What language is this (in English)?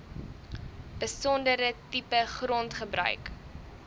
Afrikaans